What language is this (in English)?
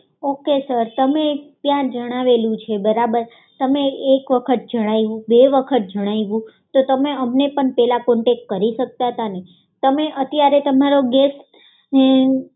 Gujarati